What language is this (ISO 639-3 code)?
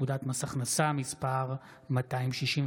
heb